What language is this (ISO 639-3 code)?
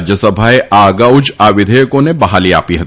guj